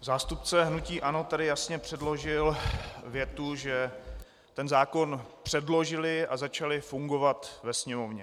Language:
Czech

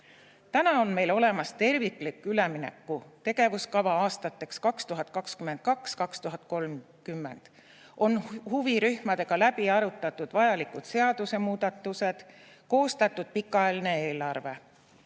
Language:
Estonian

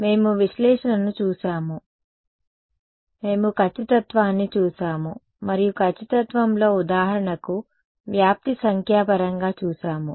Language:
Telugu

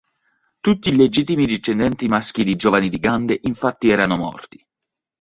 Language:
Italian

